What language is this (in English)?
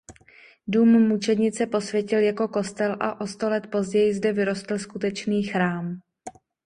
Czech